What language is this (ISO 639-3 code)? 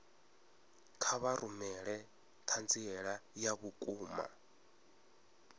ven